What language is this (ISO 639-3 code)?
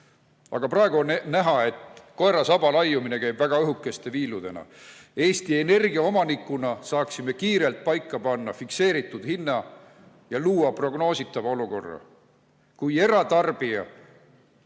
est